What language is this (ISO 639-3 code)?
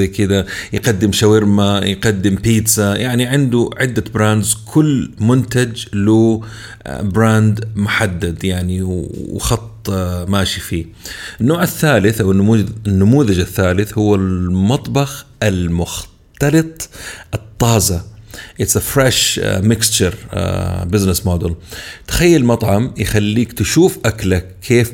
ara